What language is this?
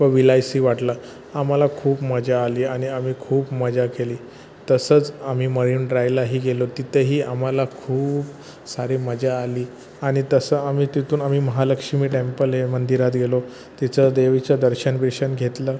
Marathi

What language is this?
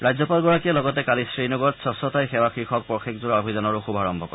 Assamese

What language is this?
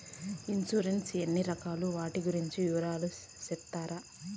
Telugu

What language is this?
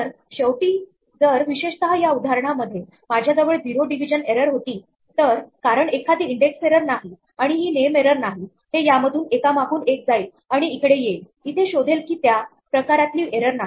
Marathi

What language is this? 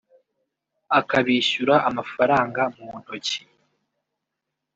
Kinyarwanda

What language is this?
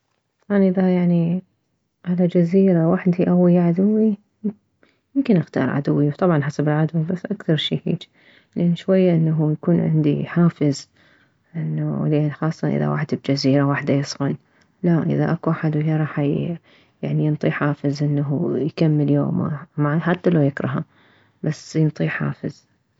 Mesopotamian Arabic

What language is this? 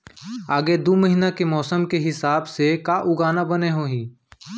Chhattisgarhi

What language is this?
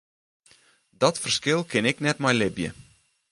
Western Frisian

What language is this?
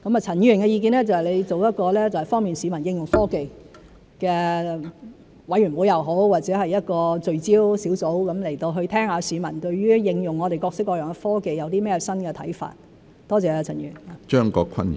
Cantonese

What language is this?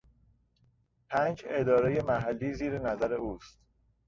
Persian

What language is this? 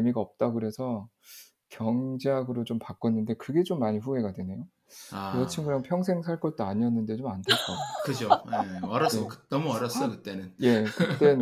Korean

